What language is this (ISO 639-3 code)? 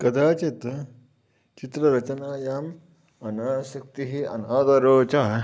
san